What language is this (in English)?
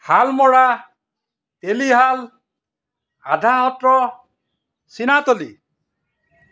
Assamese